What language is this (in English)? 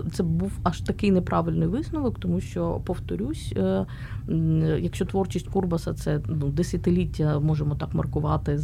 Ukrainian